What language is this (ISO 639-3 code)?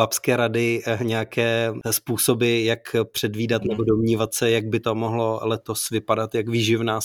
ces